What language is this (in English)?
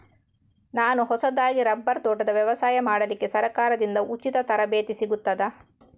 Kannada